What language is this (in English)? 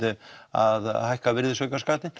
Icelandic